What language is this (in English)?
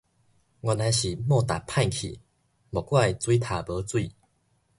Min Nan Chinese